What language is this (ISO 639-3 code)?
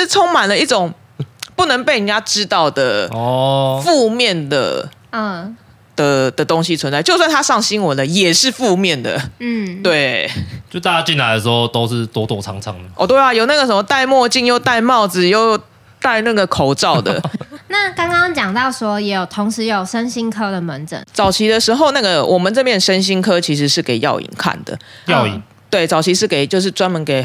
zho